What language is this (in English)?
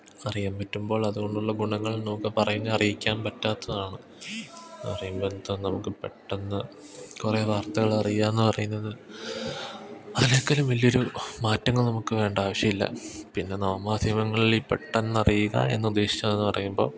Malayalam